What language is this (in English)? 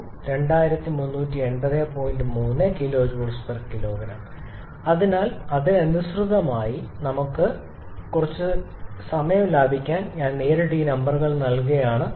Malayalam